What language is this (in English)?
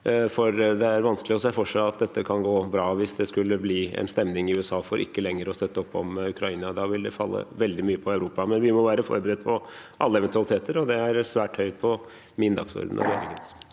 Norwegian